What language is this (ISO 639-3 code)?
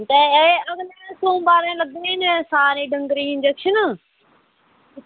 doi